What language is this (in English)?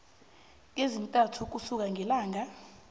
South Ndebele